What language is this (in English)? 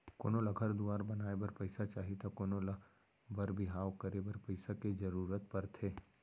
Chhattisgarhi